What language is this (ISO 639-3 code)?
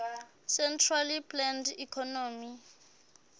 sot